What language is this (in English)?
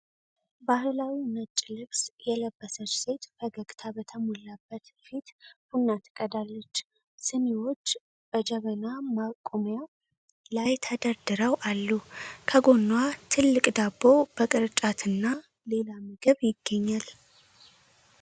Amharic